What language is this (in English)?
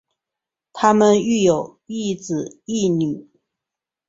Chinese